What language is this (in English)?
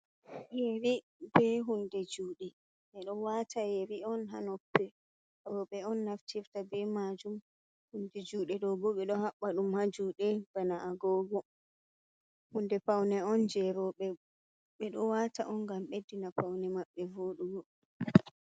Fula